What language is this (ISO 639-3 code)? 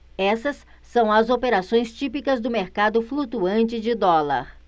por